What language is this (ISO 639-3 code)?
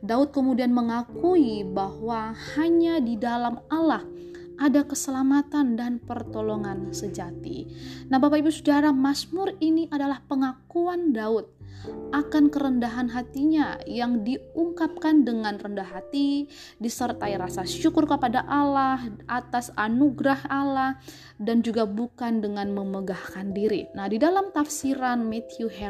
ind